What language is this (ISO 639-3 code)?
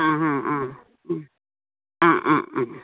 kok